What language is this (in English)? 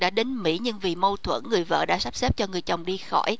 Vietnamese